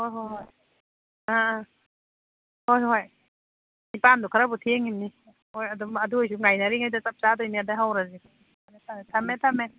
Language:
Manipuri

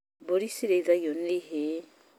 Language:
Kikuyu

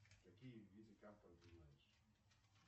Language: Russian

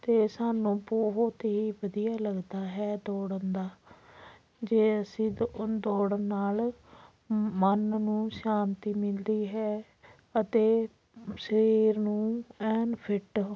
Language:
Punjabi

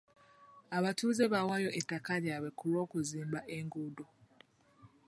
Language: Ganda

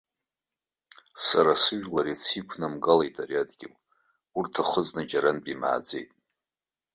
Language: Abkhazian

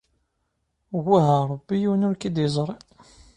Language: Kabyle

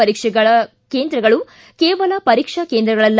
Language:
Kannada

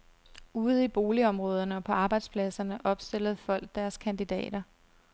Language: Danish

